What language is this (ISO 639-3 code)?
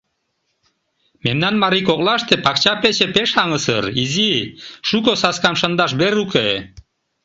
chm